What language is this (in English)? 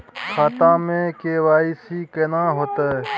Maithili